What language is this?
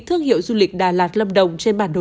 Vietnamese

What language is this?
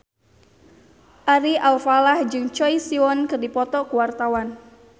Sundanese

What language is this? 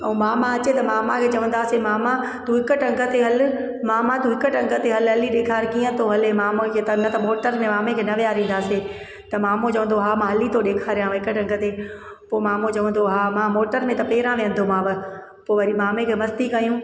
Sindhi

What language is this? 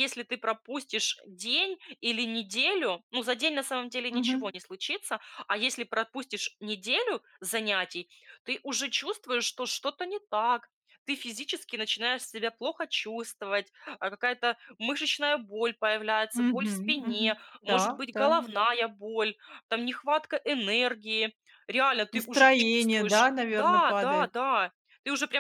Russian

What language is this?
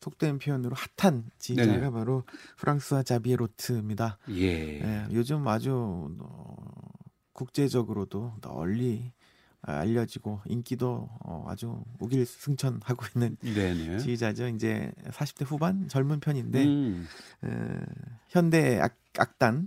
Korean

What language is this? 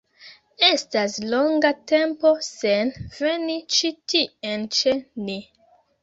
Esperanto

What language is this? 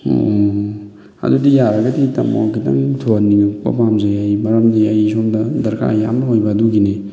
Manipuri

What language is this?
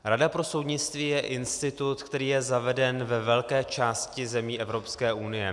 Czech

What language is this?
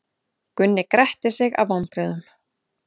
Icelandic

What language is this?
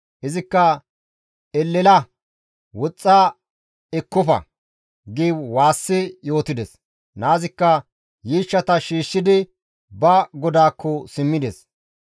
Gamo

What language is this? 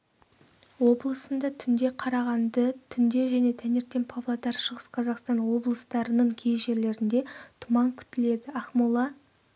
Kazakh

